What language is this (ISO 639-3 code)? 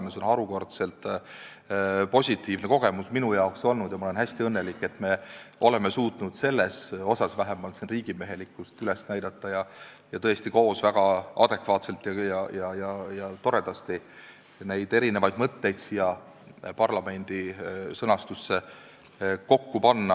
est